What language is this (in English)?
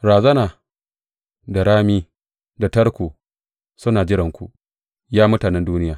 Hausa